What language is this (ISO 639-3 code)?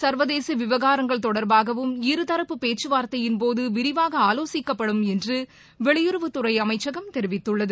tam